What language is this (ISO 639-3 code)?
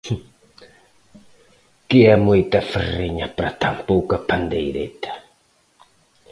glg